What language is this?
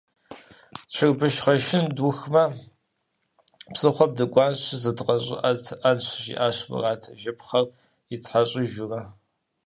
Kabardian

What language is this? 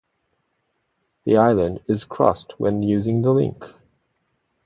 English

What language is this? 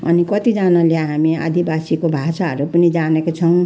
Nepali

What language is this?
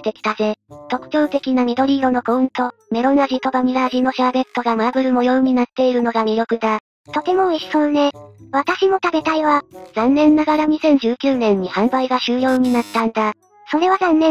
Japanese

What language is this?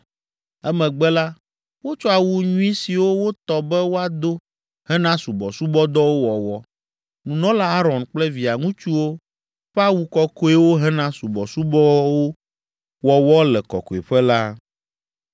Ewe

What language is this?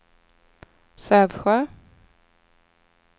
Swedish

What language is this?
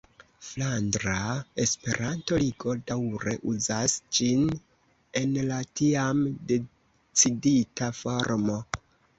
Esperanto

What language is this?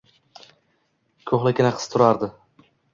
Uzbek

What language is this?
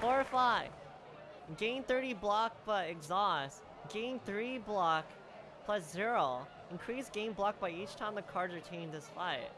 English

